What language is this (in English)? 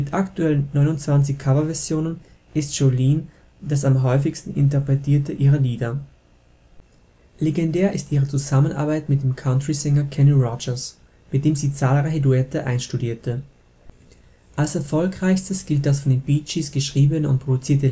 German